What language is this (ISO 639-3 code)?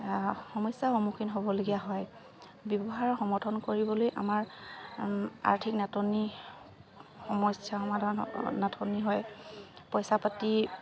asm